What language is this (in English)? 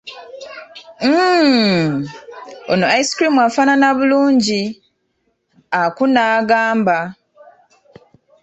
Ganda